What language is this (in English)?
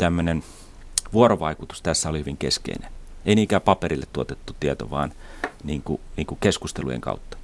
Finnish